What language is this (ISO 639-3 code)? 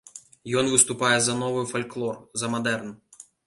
bel